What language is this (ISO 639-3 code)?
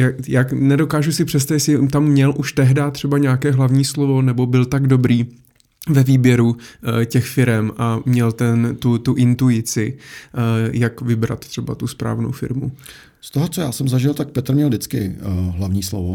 ces